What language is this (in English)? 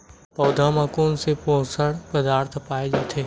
Chhattisgarhi